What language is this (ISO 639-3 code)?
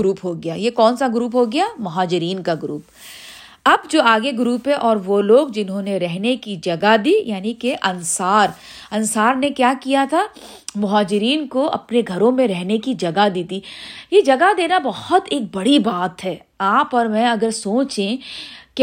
urd